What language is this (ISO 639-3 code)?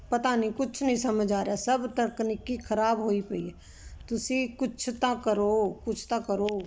pan